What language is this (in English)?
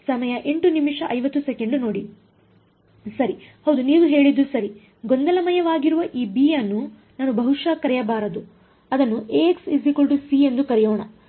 Kannada